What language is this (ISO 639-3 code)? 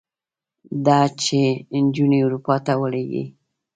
pus